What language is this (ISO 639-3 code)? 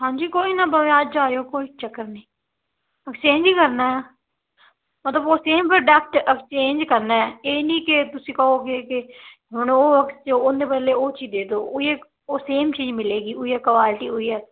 pan